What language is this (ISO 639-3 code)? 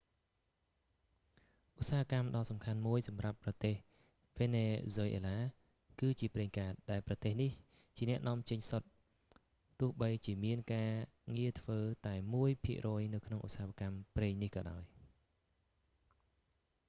khm